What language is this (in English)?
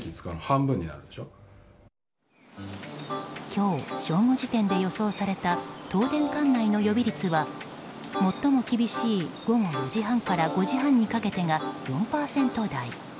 Japanese